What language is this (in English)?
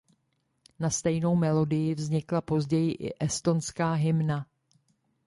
Czech